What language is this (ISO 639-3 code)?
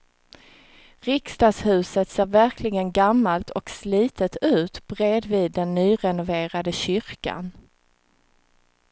swe